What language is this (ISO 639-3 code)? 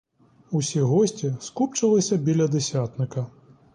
ukr